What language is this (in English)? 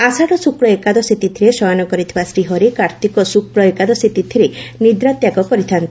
Odia